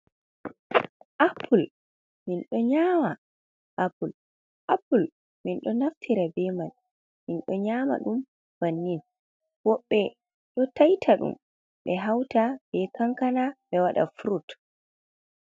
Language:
Fula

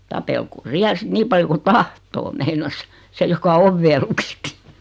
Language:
Finnish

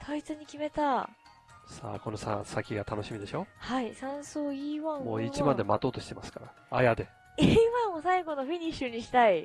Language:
Japanese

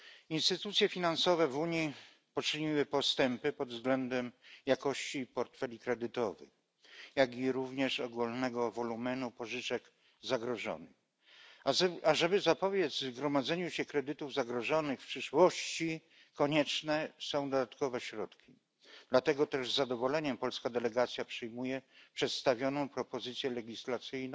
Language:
Polish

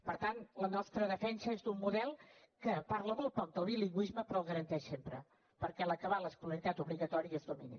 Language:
Catalan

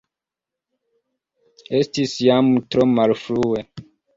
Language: Esperanto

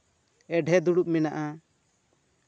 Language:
Santali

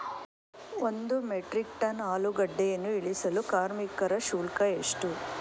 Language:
Kannada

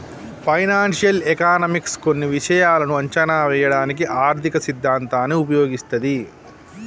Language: Telugu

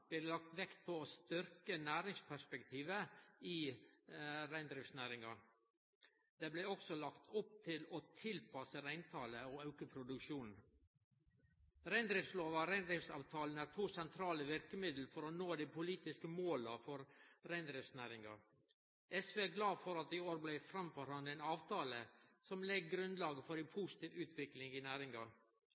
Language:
Norwegian Nynorsk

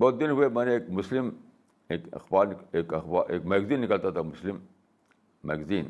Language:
Urdu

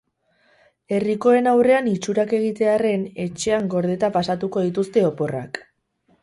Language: Basque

